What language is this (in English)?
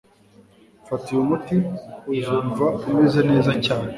Kinyarwanda